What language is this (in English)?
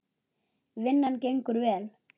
Icelandic